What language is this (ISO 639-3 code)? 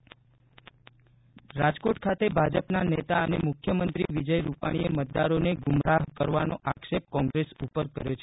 guj